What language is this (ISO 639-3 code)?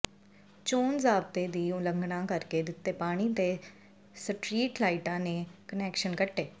pan